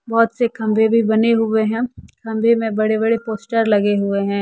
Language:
Hindi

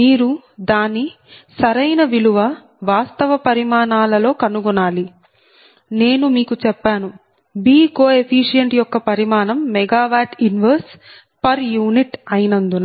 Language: Telugu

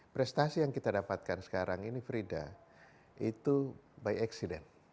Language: Indonesian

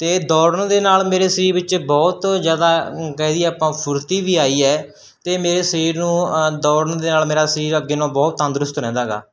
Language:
Punjabi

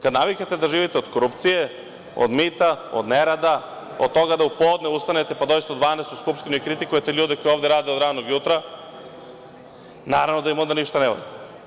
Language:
Serbian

